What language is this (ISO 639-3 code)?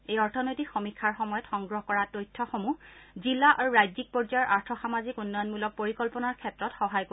asm